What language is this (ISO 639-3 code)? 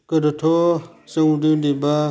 brx